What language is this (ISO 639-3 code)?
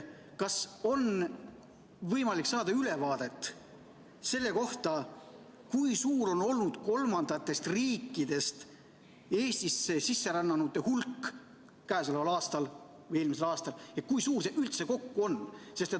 est